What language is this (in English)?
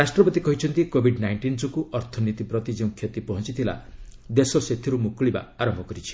Odia